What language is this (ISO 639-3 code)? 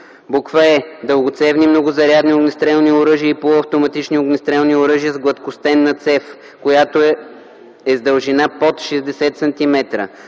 bul